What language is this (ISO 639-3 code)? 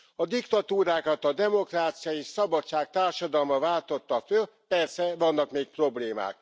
hun